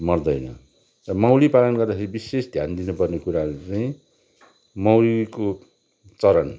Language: Nepali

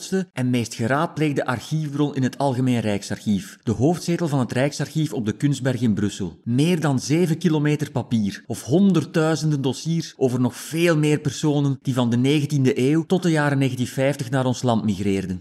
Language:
Dutch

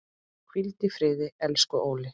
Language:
Icelandic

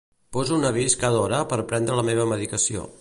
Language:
Catalan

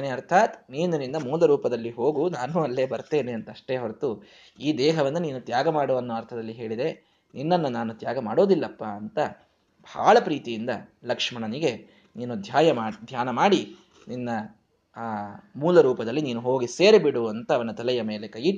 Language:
Kannada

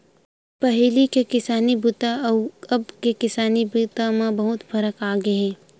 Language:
Chhattisgarhi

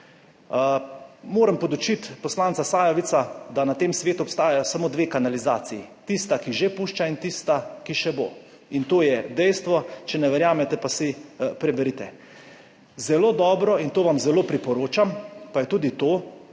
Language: Slovenian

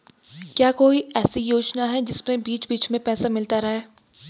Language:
Hindi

